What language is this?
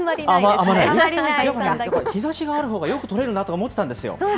Japanese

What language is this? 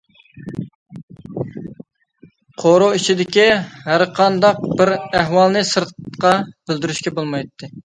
Uyghur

